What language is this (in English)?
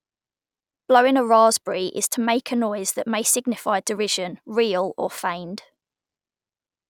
English